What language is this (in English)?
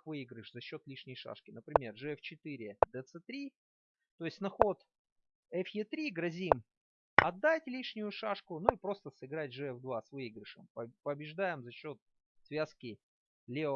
Russian